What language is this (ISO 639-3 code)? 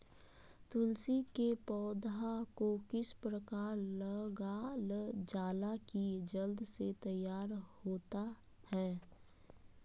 mag